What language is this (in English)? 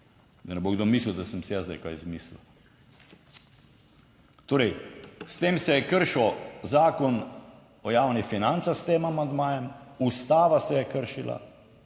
Slovenian